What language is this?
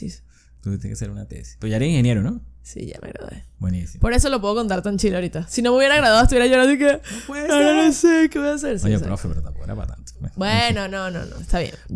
Spanish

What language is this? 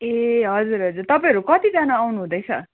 Nepali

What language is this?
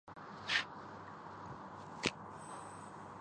Urdu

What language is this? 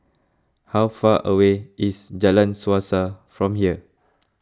English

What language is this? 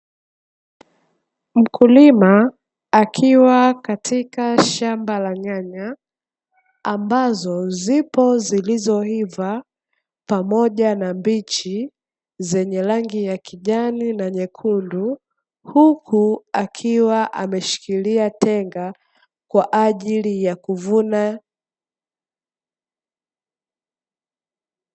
Swahili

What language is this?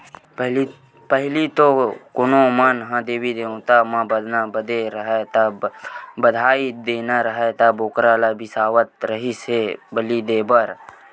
Chhattisgarhi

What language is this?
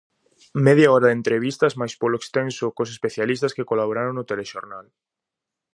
Galician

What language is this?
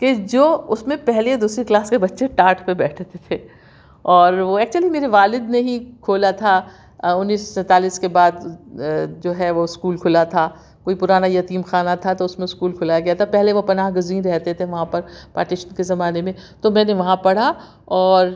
Urdu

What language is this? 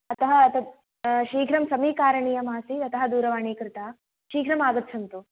Sanskrit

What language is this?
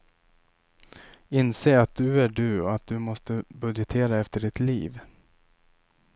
Swedish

